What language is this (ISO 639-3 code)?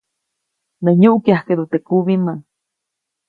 zoc